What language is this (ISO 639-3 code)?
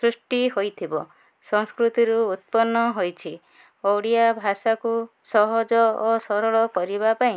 ori